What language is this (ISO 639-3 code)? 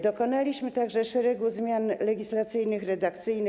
pol